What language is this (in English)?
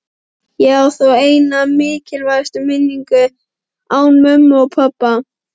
Icelandic